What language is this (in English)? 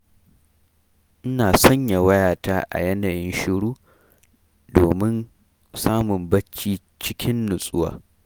Hausa